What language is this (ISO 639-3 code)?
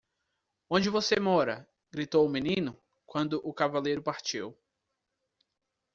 por